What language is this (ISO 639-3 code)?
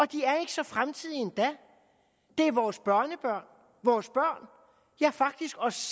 dan